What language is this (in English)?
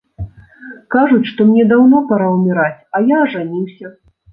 Belarusian